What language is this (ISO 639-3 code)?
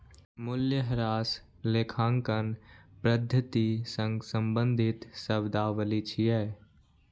mai